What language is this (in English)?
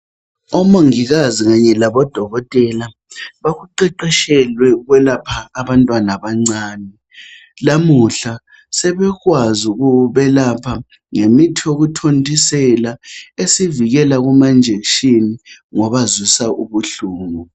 North Ndebele